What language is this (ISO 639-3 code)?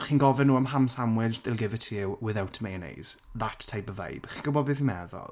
cym